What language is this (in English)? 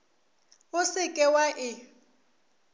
Northern Sotho